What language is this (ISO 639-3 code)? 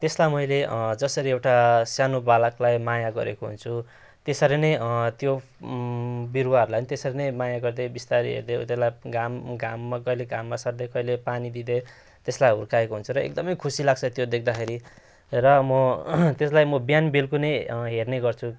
nep